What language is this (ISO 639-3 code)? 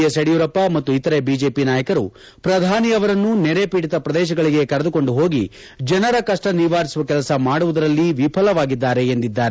kan